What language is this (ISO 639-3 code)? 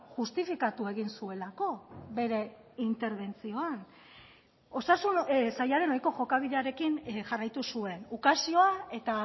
eus